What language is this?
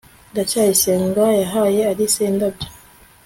Kinyarwanda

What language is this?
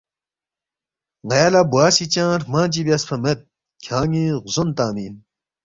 Balti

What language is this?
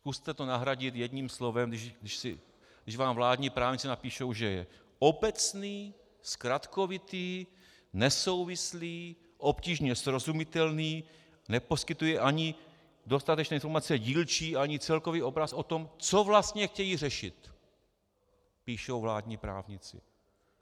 Czech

